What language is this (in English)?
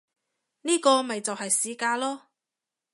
Cantonese